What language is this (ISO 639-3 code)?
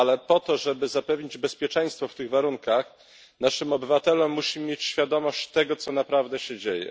pol